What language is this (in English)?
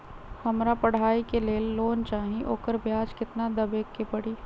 Magahi